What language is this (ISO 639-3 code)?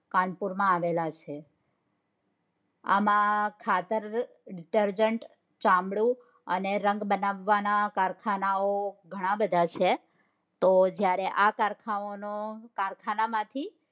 guj